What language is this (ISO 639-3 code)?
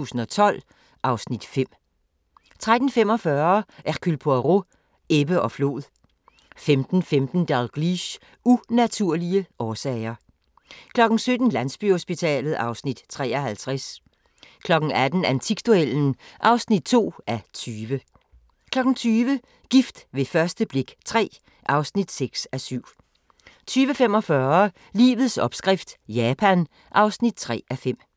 dan